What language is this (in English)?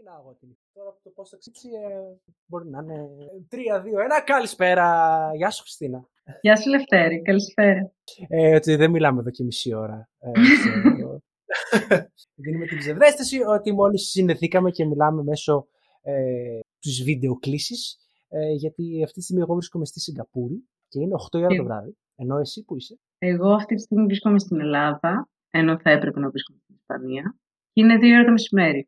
Greek